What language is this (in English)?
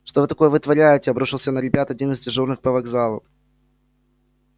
Russian